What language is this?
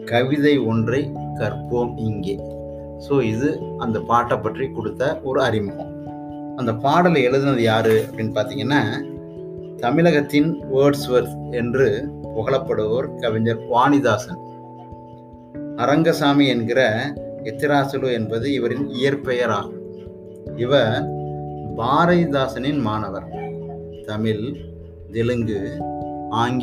Tamil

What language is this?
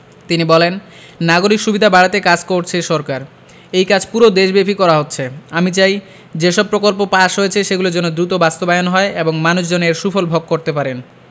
Bangla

